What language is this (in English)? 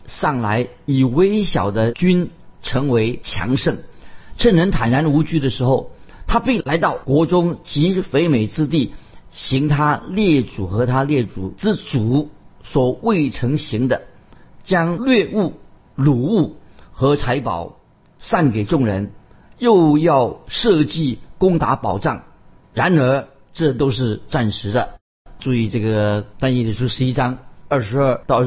Chinese